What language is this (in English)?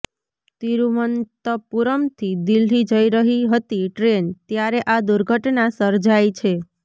Gujarati